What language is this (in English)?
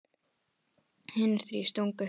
Icelandic